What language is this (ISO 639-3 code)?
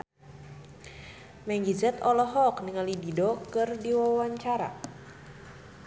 sun